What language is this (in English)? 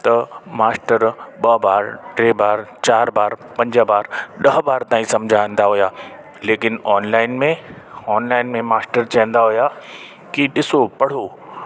Sindhi